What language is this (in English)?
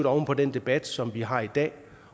Danish